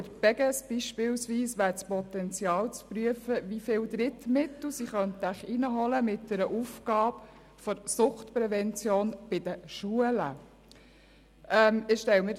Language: Swiss German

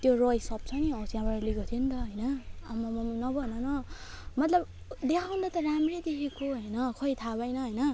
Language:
Nepali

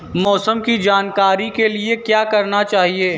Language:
Hindi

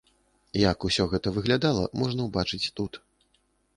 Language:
Belarusian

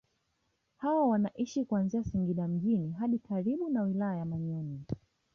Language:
Swahili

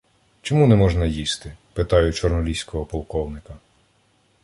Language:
Ukrainian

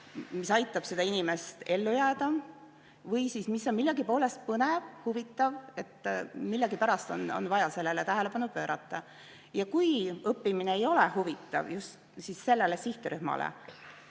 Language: Estonian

